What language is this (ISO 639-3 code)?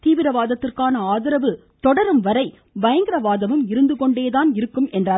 tam